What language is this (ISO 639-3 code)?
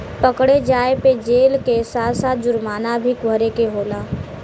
bho